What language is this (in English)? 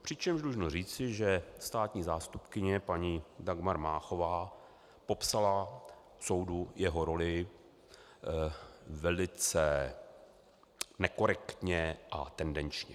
Czech